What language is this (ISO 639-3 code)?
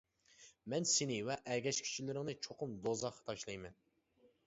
uig